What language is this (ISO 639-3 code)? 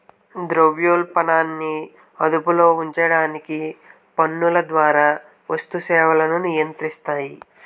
tel